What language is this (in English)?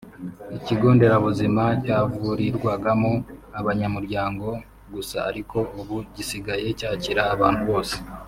Kinyarwanda